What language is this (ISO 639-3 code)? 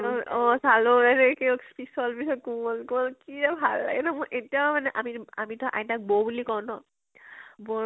asm